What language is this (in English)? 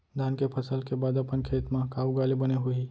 Chhattisgarhi